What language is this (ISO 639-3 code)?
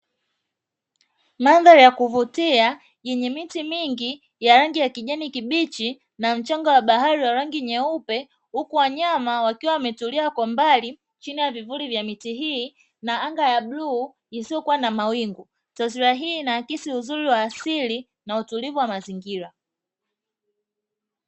swa